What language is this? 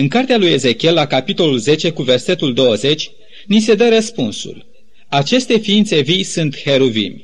Romanian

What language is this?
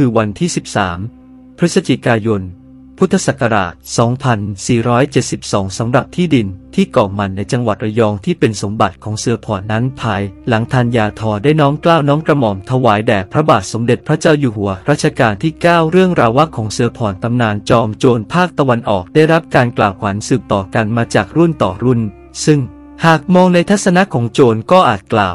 Thai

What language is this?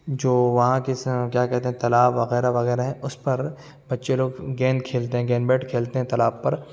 Urdu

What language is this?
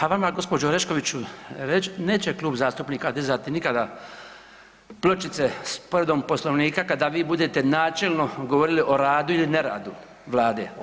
Croatian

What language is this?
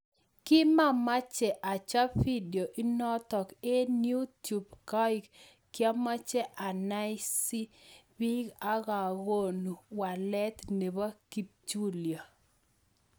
Kalenjin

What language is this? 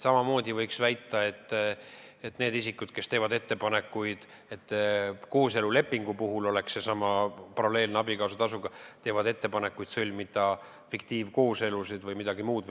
Estonian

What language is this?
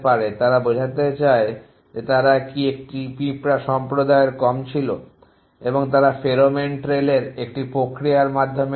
Bangla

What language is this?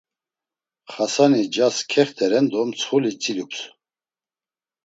Laz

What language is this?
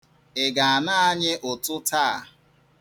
Igbo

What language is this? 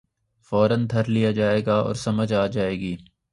Urdu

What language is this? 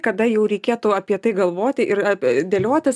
Lithuanian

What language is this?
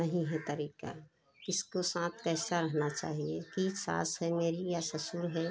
Hindi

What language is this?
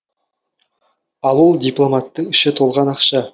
Kazakh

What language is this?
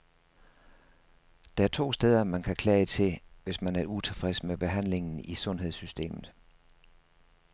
Danish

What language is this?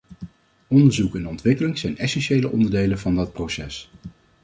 Dutch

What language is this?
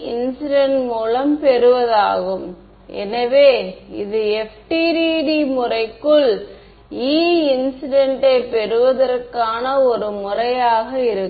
Tamil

